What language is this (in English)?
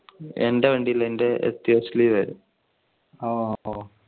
Malayalam